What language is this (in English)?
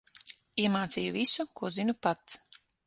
Latvian